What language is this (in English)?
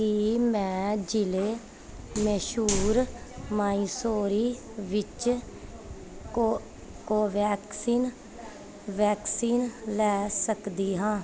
Punjabi